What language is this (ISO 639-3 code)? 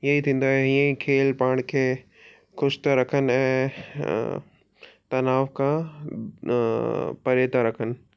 snd